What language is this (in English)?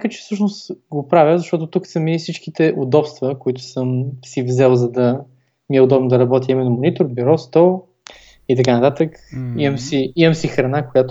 Bulgarian